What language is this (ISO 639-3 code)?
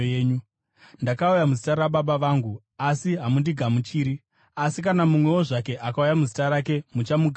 sna